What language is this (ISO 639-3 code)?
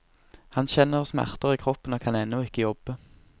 nor